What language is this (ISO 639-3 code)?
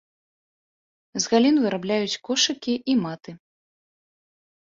bel